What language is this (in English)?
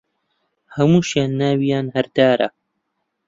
Central Kurdish